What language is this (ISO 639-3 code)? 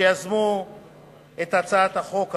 heb